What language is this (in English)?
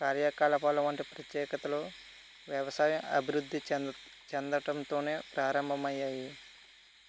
Telugu